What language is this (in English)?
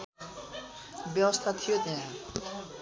Nepali